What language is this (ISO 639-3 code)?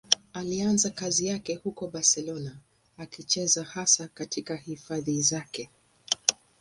swa